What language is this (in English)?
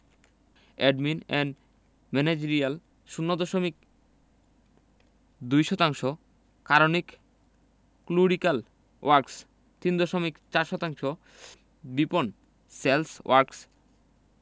Bangla